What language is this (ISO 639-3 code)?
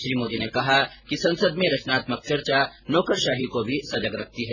hin